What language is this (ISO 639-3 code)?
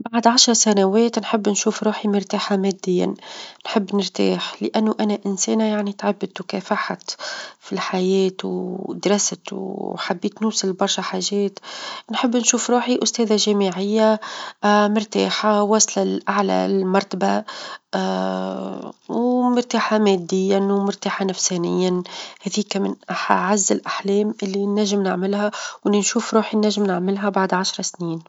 aeb